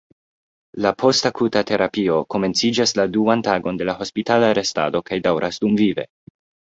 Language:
Esperanto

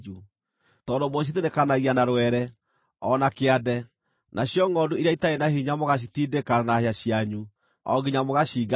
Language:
Kikuyu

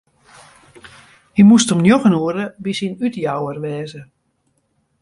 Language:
Western Frisian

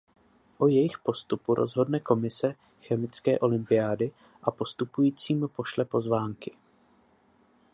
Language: Czech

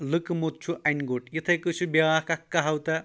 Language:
Kashmiri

